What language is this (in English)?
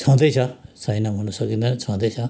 Nepali